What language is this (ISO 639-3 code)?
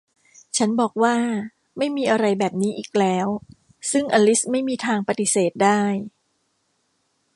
tha